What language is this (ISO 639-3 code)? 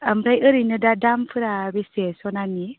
brx